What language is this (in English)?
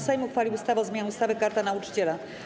Polish